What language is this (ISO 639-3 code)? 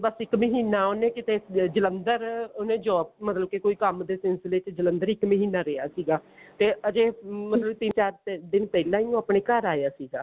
pan